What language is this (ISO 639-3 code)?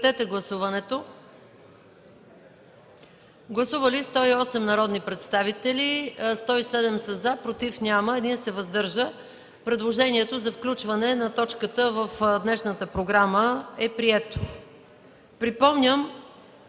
bul